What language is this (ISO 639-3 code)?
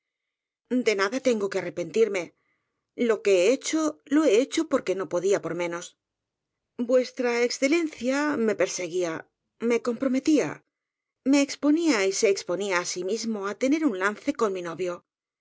spa